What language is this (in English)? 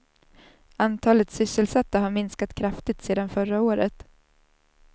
Swedish